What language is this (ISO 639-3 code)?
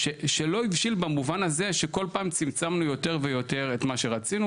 heb